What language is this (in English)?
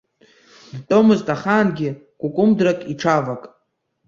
Abkhazian